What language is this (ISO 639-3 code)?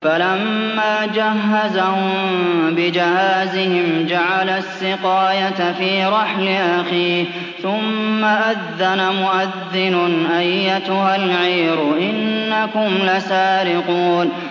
ara